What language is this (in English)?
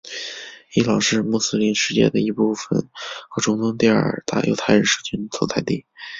Chinese